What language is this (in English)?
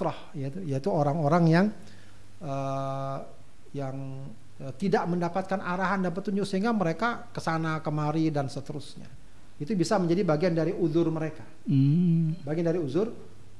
Indonesian